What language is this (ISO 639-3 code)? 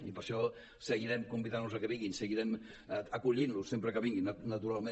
cat